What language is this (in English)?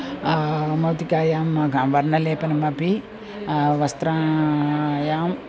Sanskrit